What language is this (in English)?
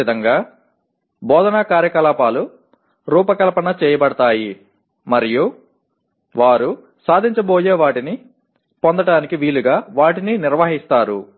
Telugu